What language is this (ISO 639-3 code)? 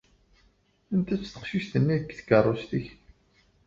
kab